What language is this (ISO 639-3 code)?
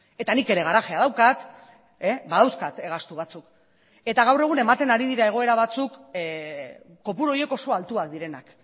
eus